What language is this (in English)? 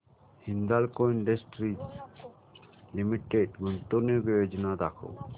Marathi